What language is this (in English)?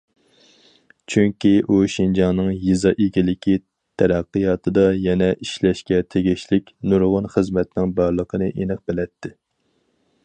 Uyghur